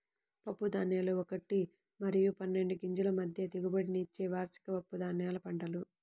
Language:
Telugu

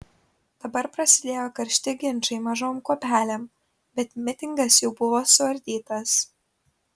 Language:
Lithuanian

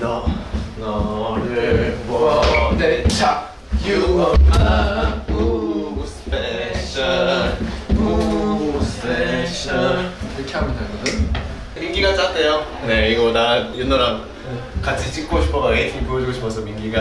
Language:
Korean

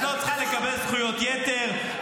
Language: Hebrew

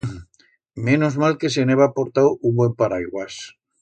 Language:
Aragonese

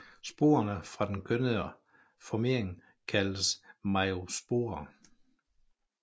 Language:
Danish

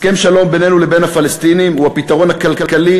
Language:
Hebrew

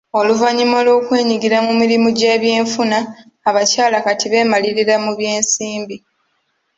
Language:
Ganda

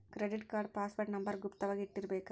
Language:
Kannada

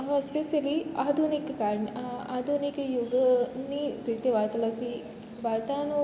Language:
Gujarati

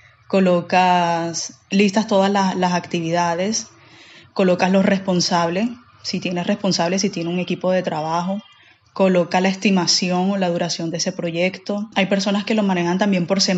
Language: Spanish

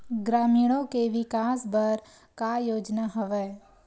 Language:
Chhattisgarhi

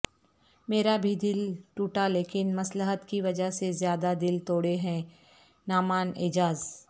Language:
Urdu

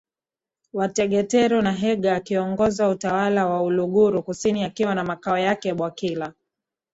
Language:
Swahili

